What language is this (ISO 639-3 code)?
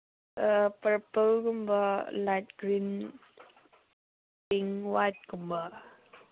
mni